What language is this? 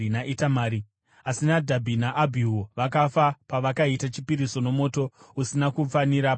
Shona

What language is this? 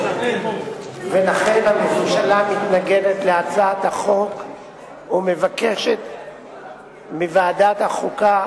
Hebrew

